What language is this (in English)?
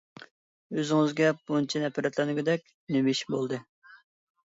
Uyghur